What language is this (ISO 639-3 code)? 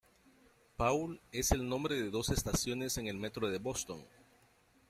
spa